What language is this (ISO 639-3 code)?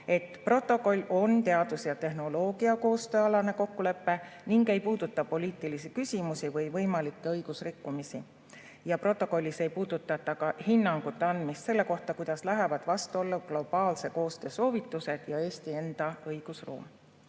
est